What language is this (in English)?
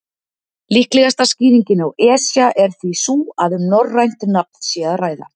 Icelandic